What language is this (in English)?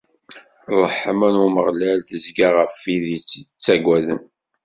Kabyle